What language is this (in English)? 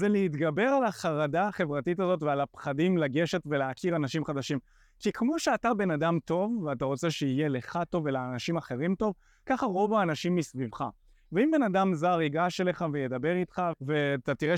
Hebrew